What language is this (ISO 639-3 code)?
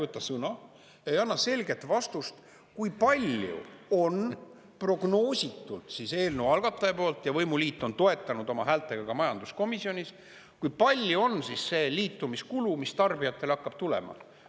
est